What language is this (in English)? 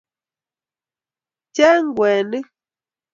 Kalenjin